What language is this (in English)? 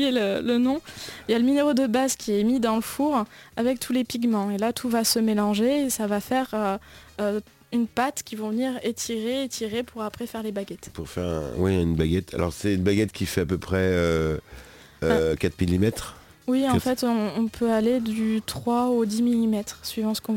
French